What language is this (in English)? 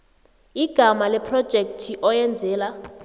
South Ndebele